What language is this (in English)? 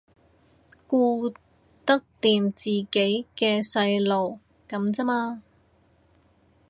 Cantonese